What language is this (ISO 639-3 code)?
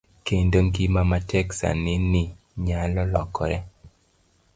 luo